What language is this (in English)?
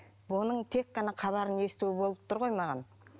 Kazakh